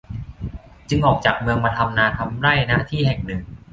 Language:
Thai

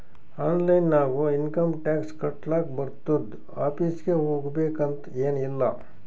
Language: Kannada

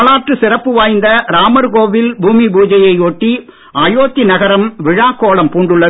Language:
Tamil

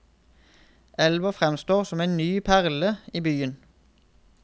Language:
Norwegian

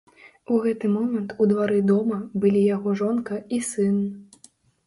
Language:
Belarusian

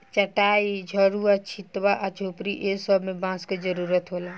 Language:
Bhojpuri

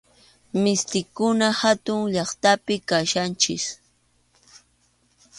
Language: Arequipa-La Unión Quechua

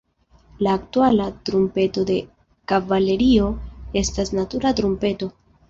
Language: Esperanto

